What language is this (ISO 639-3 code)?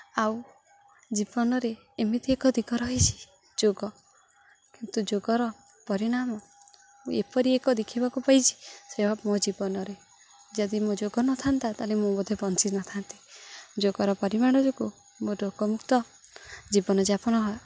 ori